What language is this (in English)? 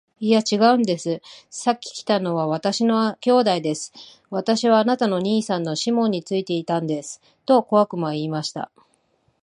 Japanese